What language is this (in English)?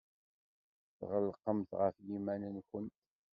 Kabyle